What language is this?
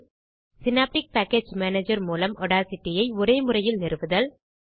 Tamil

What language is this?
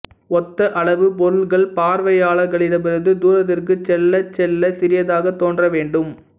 Tamil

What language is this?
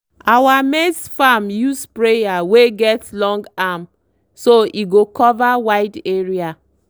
Nigerian Pidgin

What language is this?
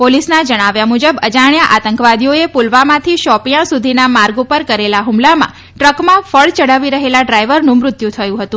Gujarati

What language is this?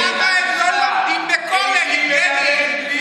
Hebrew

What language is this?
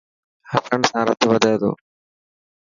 Dhatki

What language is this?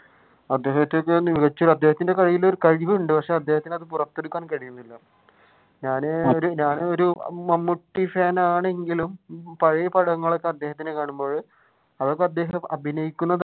Malayalam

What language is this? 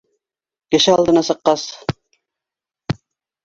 Bashkir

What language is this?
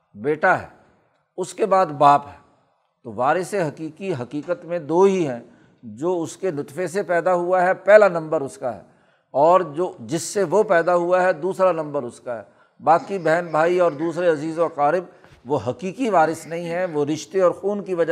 Urdu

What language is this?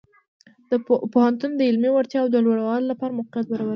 Pashto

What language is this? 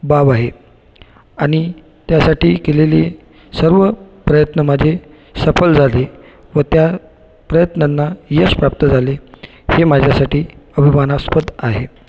Marathi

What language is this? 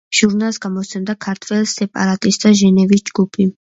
Georgian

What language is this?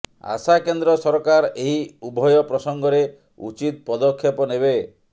Odia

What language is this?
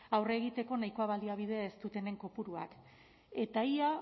Basque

